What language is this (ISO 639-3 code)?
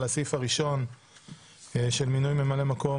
heb